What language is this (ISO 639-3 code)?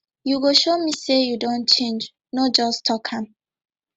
pcm